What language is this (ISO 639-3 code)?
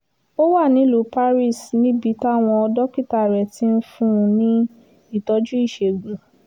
yor